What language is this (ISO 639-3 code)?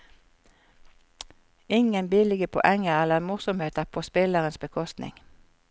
nor